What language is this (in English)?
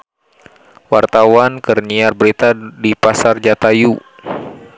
Sundanese